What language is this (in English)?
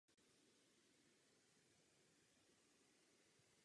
Czech